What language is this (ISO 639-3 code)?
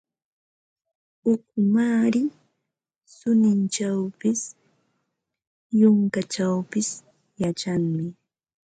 qva